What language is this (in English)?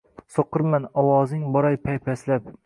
Uzbek